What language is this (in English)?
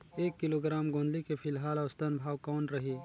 Chhattisgarhi